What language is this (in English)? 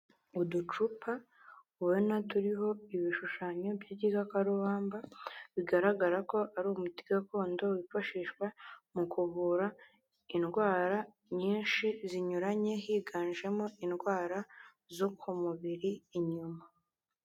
Kinyarwanda